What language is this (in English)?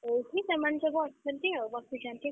Odia